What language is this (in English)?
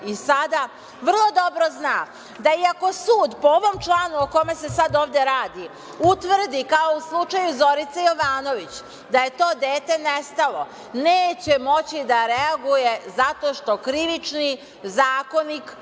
Serbian